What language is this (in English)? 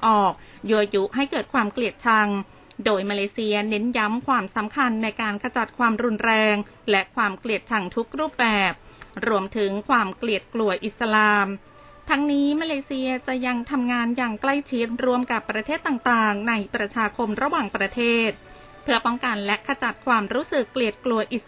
Thai